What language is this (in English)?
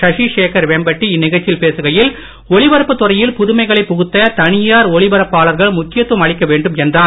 Tamil